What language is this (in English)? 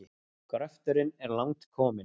Icelandic